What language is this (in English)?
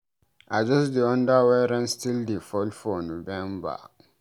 Nigerian Pidgin